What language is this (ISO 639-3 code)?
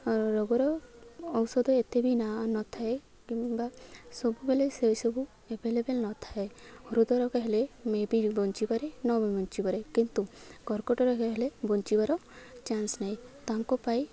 ori